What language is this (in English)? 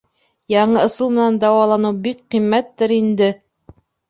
Bashkir